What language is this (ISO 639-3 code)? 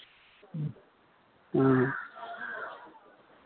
mai